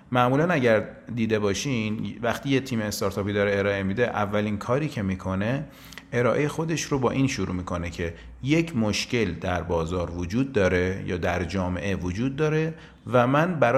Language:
Persian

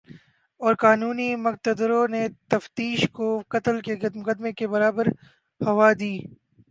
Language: Urdu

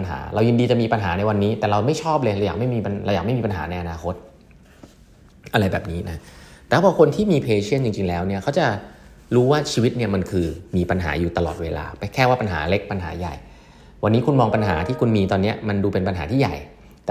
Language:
Thai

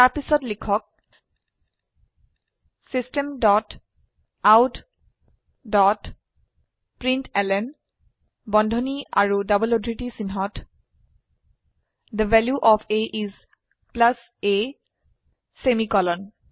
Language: Assamese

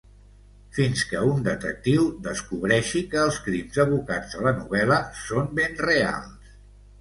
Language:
Catalan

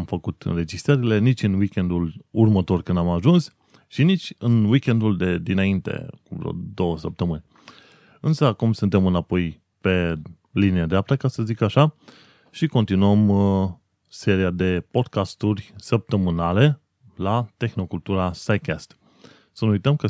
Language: Romanian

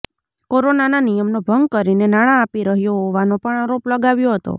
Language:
Gujarati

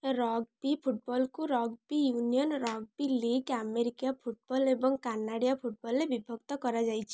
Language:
Odia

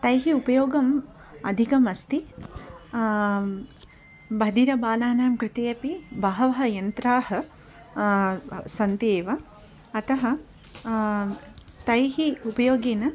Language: Sanskrit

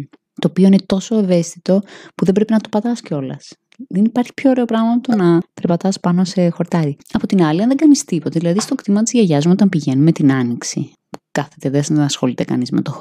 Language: Greek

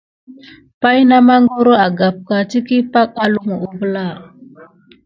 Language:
Gidar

